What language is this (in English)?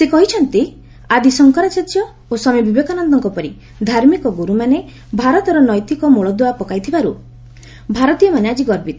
Odia